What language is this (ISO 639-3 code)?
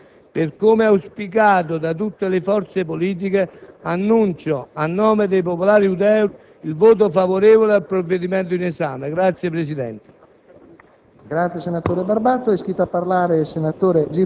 ita